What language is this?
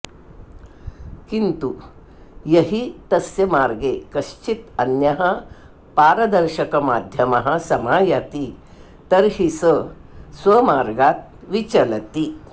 Sanskrit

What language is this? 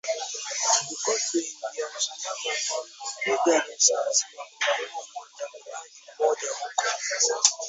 Swahili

